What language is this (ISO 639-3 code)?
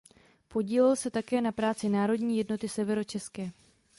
ces